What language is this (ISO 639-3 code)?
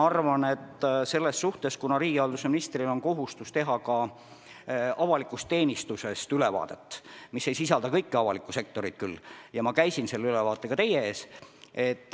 est